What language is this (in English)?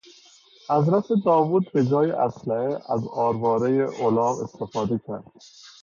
Persian